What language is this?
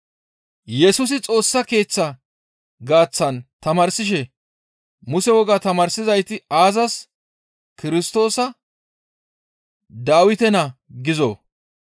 Gamo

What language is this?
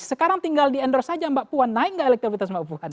Indonesian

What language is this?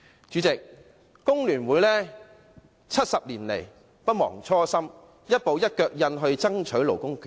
Cantonese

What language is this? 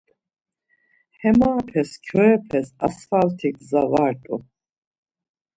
Laz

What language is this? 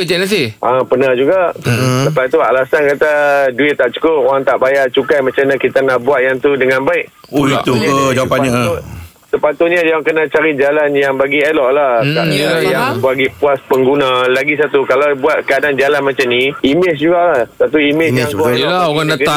Malay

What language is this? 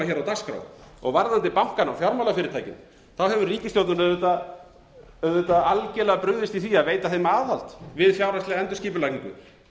Icelandic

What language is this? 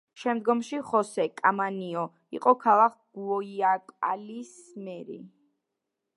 Georgian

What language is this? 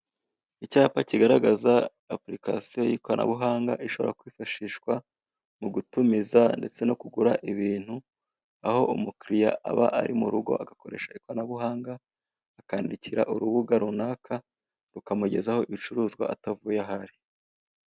Kinyarwanda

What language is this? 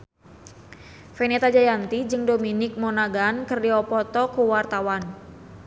Sundanese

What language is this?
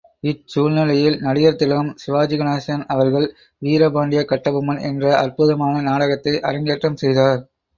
Tamil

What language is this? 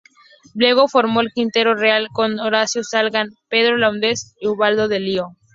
Spanish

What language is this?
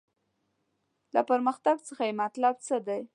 Pashto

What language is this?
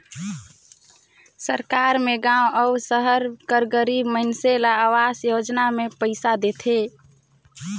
Chhattisgarhi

